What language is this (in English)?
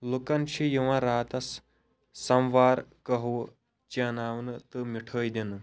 Kashmiri